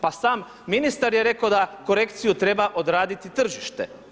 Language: Croatian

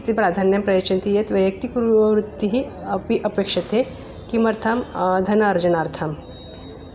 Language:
Sanskrit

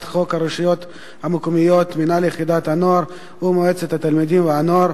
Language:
Hebrew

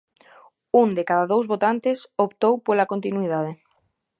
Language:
Galician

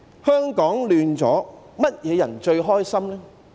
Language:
Cantonese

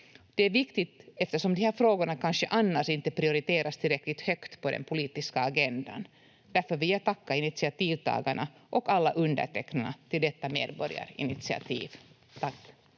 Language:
Finnish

